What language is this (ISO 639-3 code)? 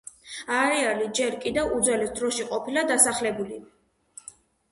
kat